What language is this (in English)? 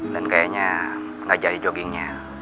Indonesian